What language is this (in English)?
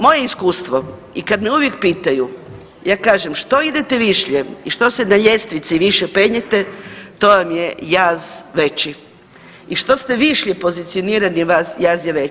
Croatian